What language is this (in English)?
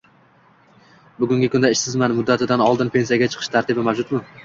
Uzbek